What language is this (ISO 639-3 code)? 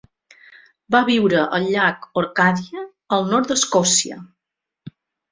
cat